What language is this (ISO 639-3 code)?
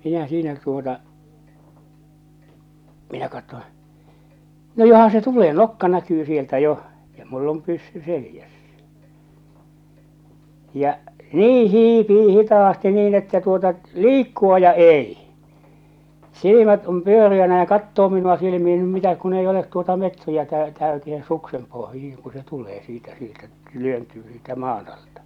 fin